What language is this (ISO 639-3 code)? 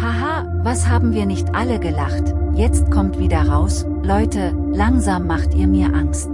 deu